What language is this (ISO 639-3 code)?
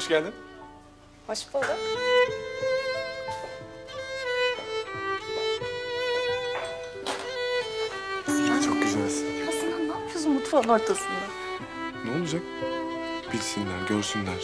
tur